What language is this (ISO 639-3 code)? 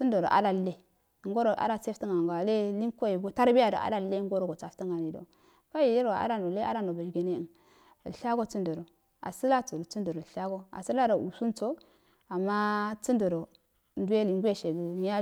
aal